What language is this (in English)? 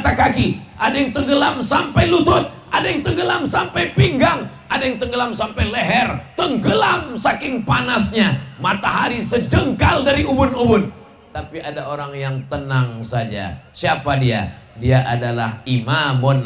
Indonesian